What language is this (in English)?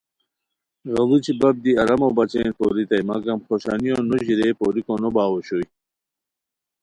Khowar